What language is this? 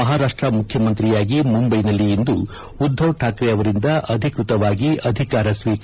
Kannada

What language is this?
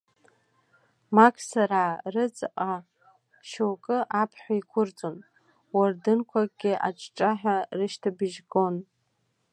Abkhazian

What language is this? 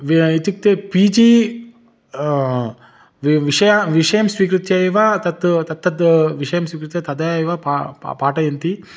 Sanskrit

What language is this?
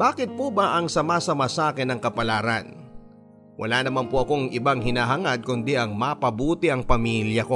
Filipino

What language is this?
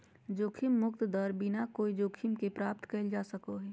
Magahi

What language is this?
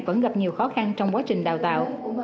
Vietnamese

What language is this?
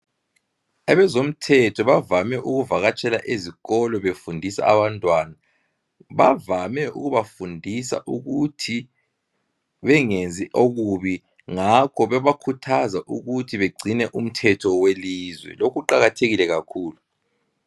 North Ndebele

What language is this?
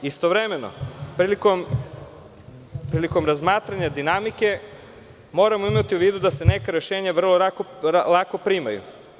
Serbian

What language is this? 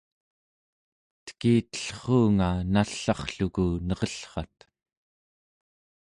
Central Yupik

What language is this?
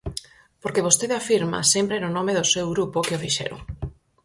Galician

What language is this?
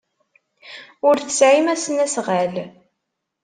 Kabyle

